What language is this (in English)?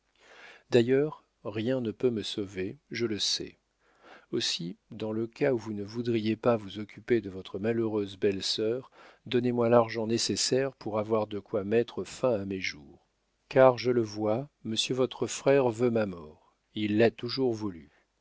French